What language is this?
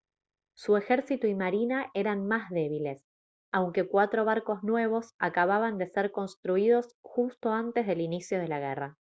Spanish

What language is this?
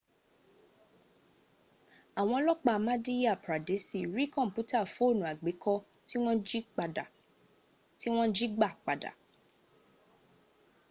Yoruba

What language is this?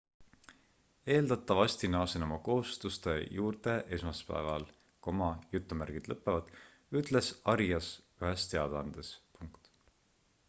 Estonian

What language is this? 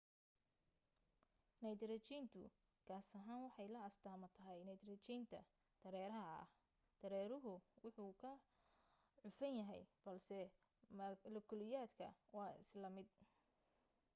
Somali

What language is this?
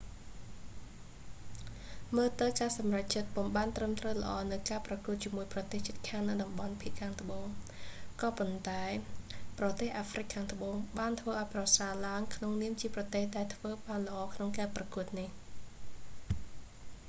Khmer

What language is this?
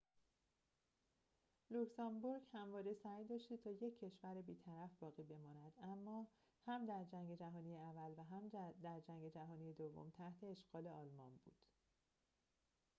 Persian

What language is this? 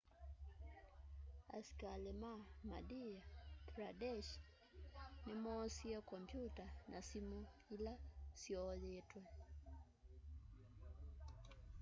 Kamba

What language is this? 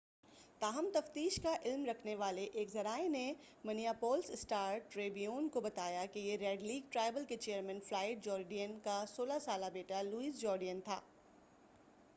Urdu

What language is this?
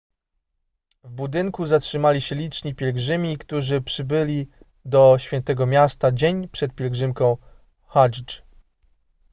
Polish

